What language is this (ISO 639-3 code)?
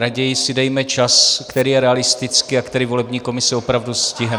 ces